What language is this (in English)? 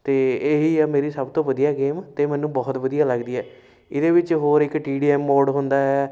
Punjabi